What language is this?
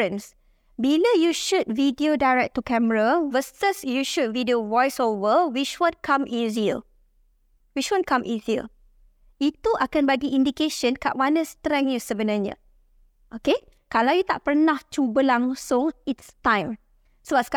Malay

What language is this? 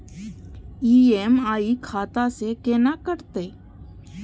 Maithili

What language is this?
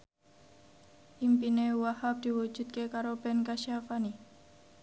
Javanese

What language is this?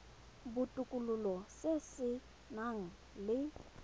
Tswana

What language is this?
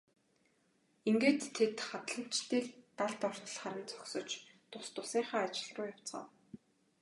Mongolian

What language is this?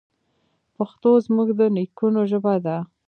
Pashto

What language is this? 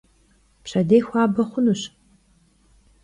Kabardian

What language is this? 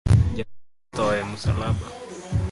Luo (Kenya and Tanzania)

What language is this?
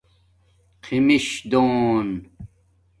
Domaaki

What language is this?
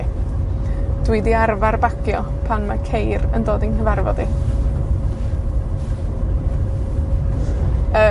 Welsh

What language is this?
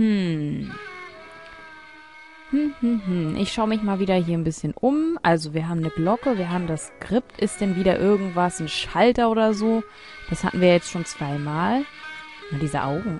German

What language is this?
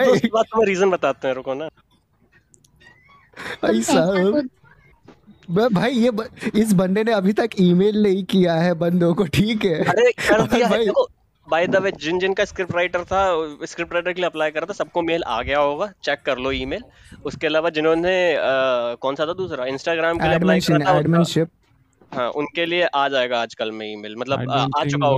Hindi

